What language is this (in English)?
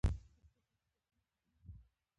Pashto